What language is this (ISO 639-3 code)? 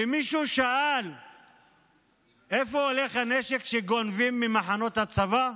heb